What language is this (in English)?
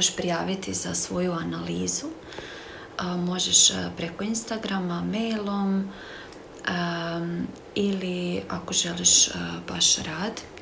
Croatian